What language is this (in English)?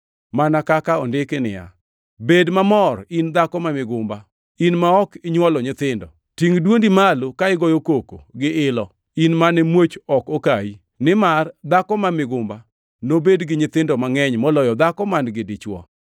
Luo (Kenya and Tanzania)